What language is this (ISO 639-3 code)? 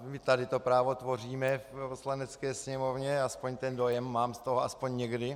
ces